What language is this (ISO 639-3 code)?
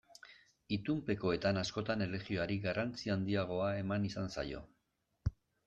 eus